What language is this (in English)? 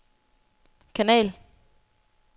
Danish